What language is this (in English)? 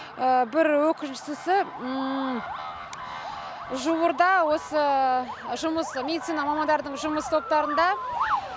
Kazakh